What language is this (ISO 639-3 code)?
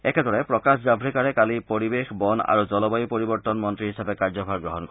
asm